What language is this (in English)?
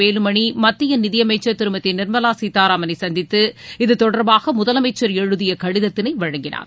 Tamil